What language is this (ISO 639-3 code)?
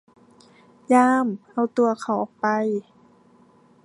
tha